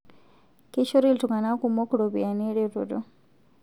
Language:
Masai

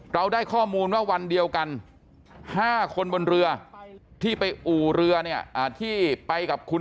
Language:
Thai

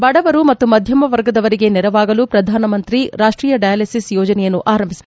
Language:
Kannada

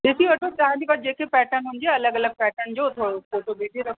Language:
Sindhi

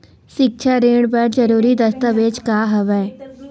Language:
Chhattisgarhi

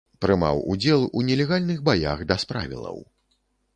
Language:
Belarusian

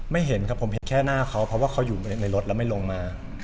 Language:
Thai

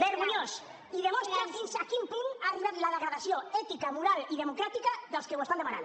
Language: Catalan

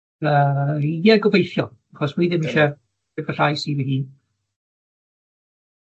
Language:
Welsh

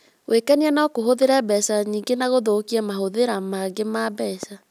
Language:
Kikuyu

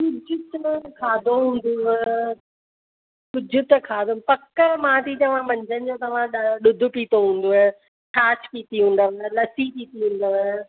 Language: Sindhi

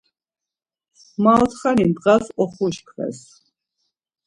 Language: Laz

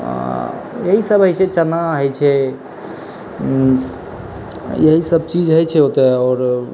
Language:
Maithili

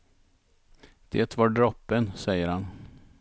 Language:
Swedish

